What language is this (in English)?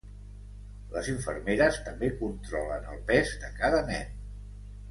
Catalan